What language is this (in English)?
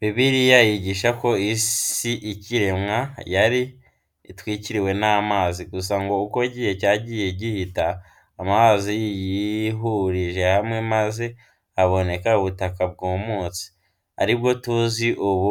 Kinyarwanda